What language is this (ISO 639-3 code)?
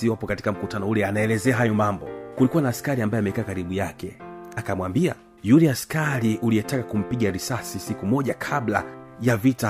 swa